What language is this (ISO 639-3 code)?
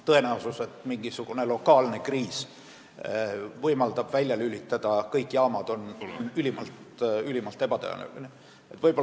est